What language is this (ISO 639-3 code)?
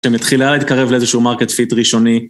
heb